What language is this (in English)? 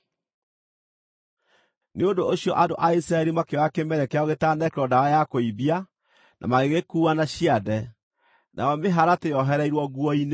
Kikuyu